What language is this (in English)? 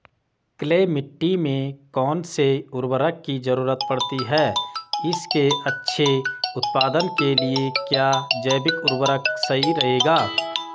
Hindi